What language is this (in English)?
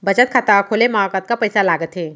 Chhattisgarhi